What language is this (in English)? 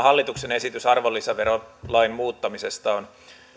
Finnish